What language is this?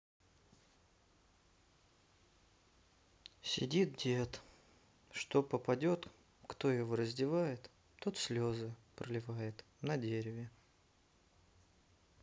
Russian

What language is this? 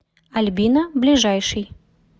Russian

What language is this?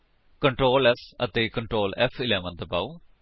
Punjabi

